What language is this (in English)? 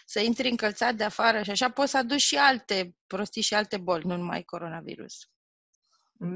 Romanian